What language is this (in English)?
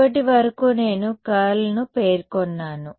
Telugu